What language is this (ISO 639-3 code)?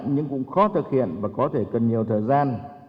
vie